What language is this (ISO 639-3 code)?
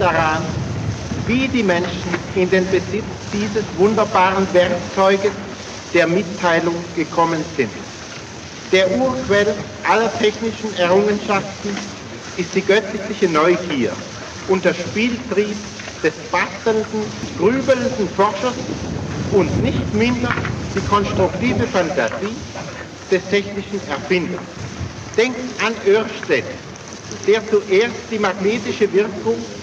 deu